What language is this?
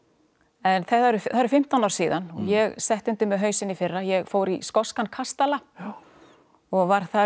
Icelandic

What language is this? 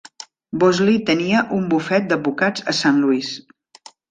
Catalan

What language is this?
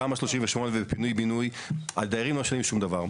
Hebrew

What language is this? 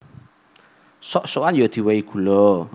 Javanese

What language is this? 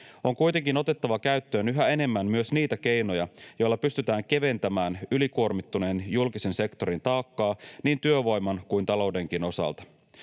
Finnish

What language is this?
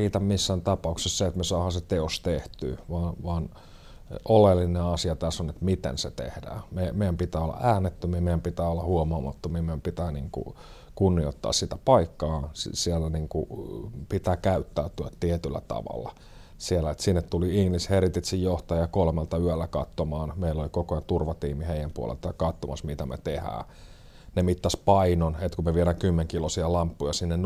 Finnish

